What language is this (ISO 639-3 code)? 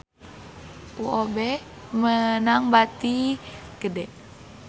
sun